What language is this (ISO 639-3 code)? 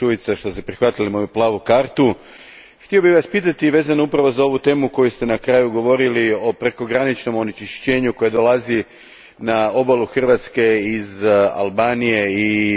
hrv